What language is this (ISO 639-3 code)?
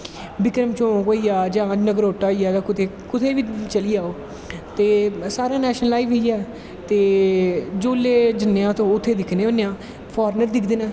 doi